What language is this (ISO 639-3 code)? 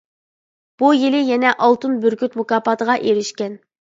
uig